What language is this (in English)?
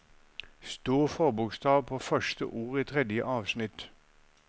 Norwegian